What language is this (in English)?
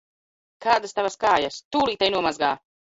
Latvian